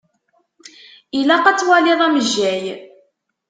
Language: Kabyle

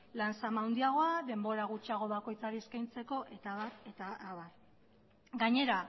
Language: Basque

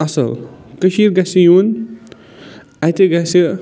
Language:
Kashmiri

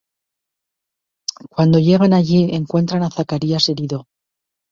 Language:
Spanish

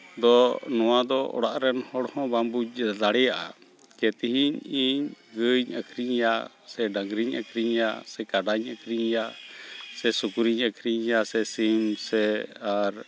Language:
Santali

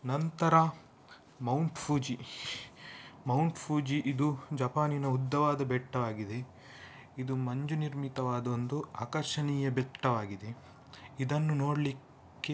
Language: Kannada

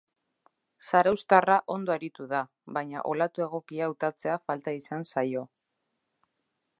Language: Basque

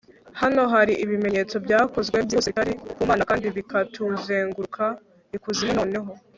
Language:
Kinyarwanda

